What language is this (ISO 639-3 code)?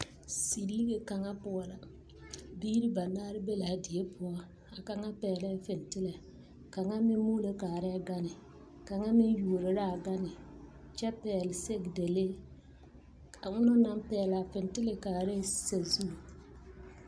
dga